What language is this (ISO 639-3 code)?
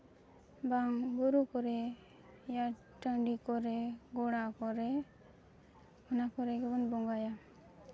sat